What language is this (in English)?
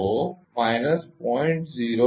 Gujarati